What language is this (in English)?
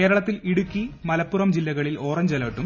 Malayalam